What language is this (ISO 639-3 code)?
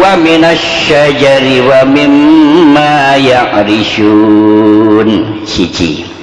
ind